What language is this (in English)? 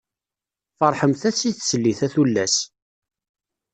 Kabyle